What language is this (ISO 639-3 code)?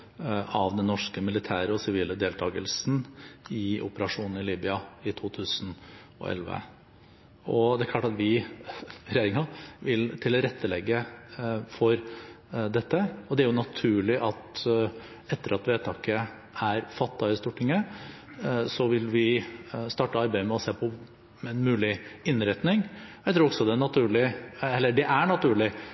nor